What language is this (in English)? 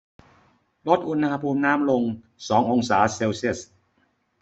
Thai